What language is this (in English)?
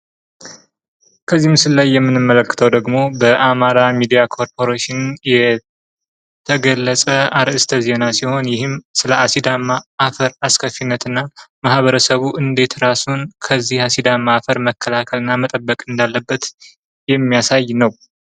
Amharic